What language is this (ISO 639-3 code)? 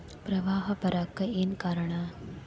kan